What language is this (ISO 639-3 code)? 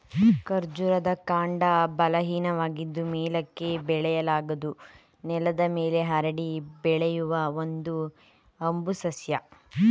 kan